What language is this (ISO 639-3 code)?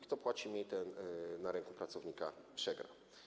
pol